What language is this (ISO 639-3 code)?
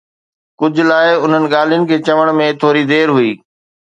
snd